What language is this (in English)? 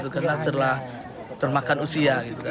Indonesian